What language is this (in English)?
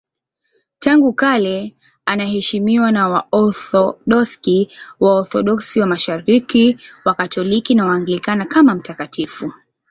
Swahili